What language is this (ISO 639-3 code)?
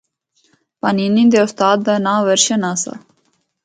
hno